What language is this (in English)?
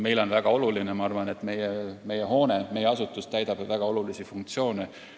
Estonian